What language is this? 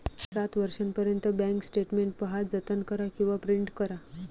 Marathi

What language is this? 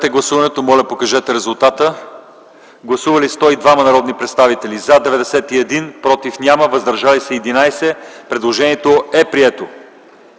Bulgarian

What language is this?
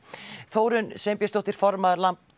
Icelandic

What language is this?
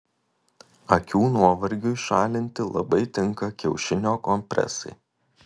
Lithuanian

